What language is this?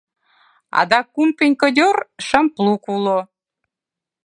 Mari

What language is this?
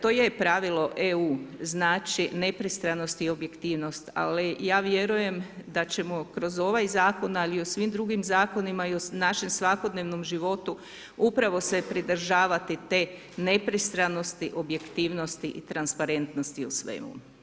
Croatian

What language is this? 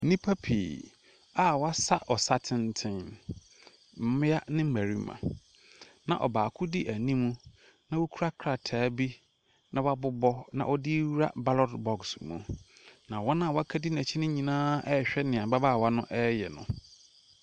Akan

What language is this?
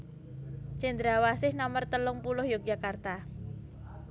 Javanese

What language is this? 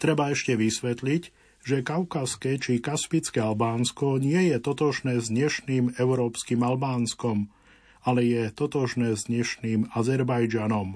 Slovak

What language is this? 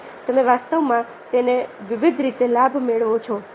Gujarati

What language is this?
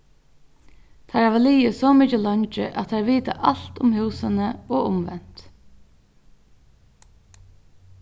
Faroese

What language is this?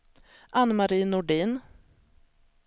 Swedish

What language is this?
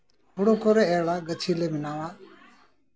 Santali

